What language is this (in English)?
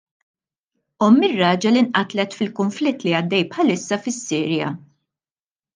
Maltese